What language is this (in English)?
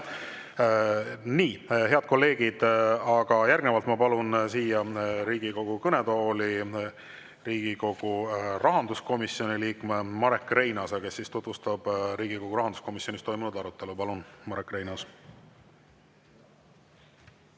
Estonian